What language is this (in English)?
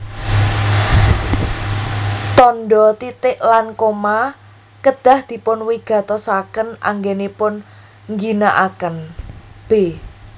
Javanese